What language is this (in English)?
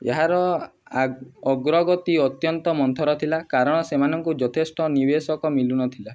Odia